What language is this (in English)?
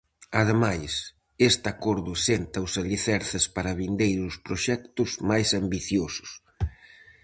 Galician